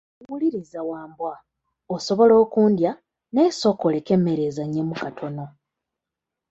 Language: Ganda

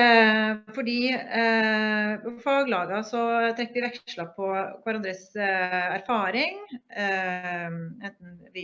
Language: Norwegian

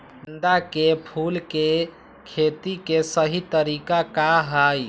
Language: Magahi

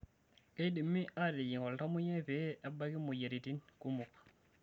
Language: Masai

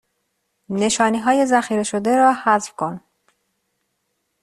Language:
Persian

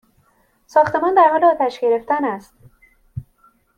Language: Persian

